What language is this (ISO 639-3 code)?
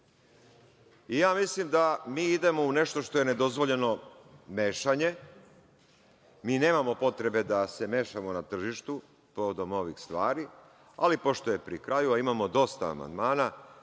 srp